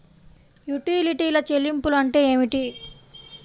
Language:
Telugu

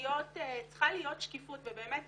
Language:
Hebrew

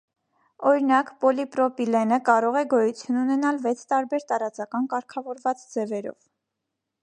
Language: Armenian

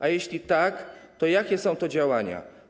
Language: Polish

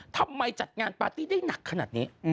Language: Thai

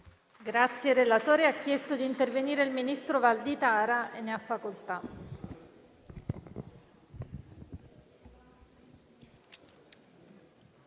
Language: Italian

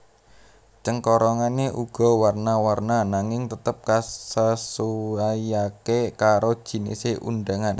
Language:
Javanese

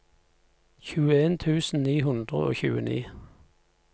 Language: Norwegian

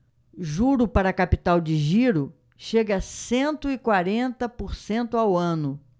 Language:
Portuguese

